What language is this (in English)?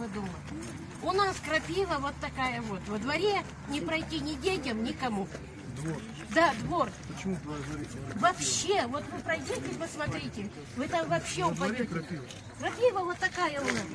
Russian